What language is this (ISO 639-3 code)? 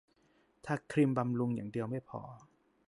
tha